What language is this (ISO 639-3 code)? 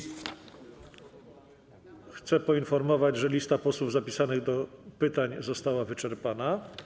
pol